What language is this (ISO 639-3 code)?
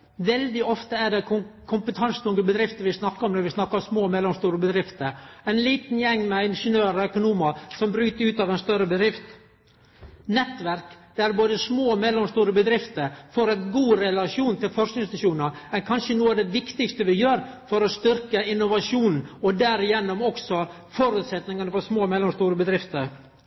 nno